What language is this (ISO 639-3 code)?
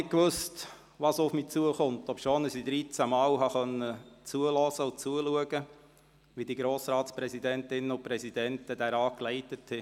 gsw